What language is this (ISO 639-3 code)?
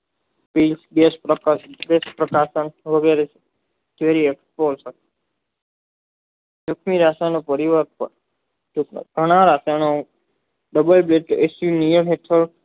guj